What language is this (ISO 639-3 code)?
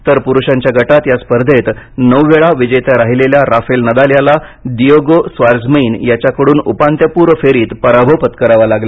mar